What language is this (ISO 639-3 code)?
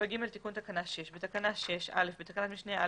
heb